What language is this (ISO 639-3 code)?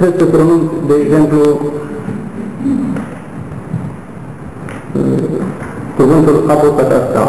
ron